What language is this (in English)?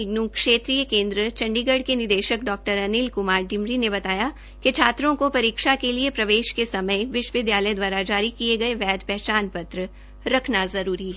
Hindi